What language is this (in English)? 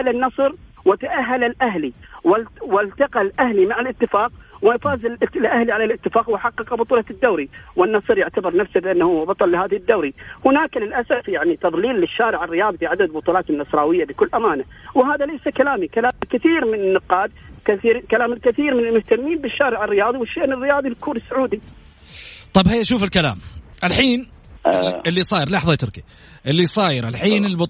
Arabic